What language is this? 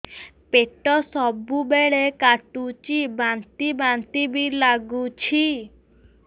Odia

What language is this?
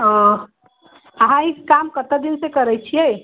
Maithili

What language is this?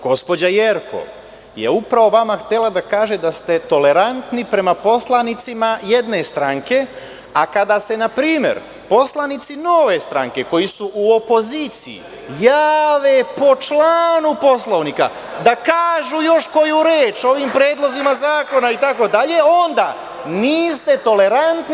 Serbian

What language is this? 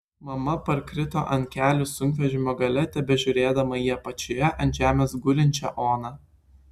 Lithuanian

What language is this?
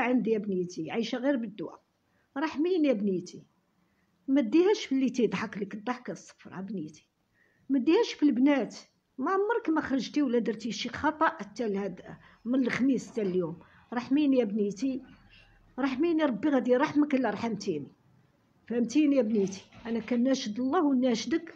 Arabic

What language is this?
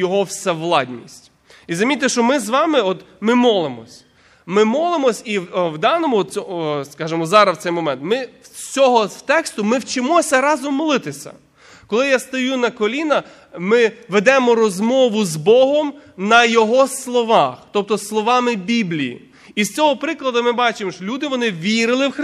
Ukrainian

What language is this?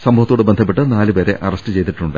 Malayalam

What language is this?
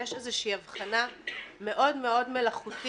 Hebrew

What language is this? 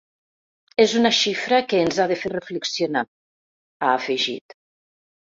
Catalan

